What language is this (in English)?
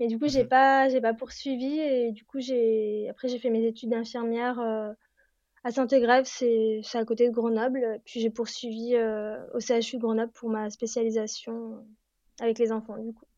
French